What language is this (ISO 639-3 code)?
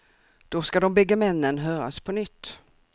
swe